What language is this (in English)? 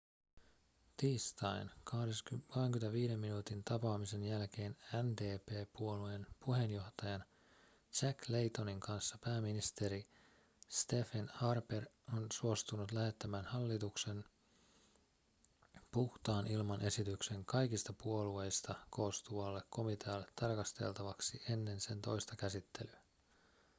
Finnish